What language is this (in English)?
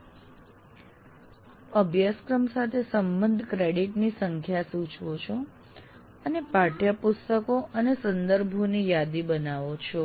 Gujarati